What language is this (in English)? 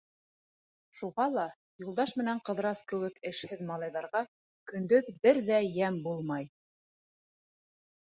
Bashkir